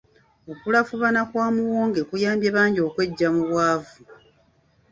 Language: Ganda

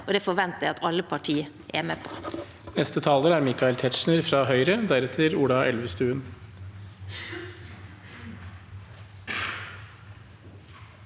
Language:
Norwegian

